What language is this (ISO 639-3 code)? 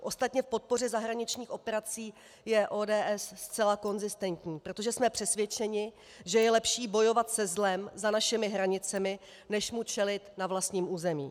ces